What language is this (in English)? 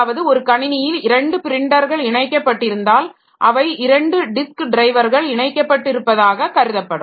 Tamil